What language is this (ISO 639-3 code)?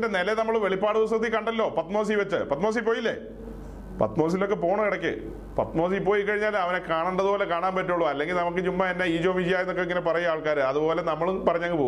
mal